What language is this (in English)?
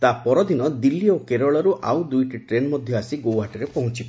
Odia